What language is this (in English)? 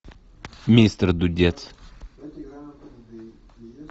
Russian